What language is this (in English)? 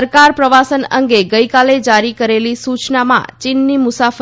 Gujarati